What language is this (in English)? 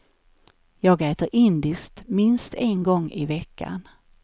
Swedish